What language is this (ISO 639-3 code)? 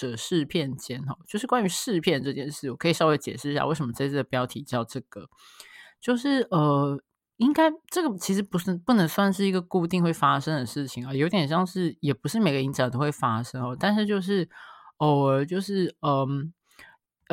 zho